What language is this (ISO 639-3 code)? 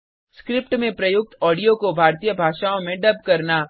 hin